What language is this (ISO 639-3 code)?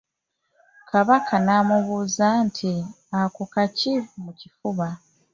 lug